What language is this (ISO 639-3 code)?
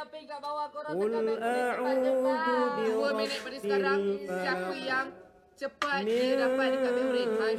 msa